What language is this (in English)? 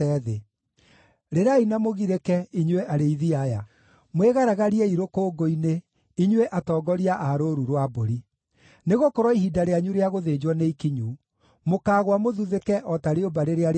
Kikuyu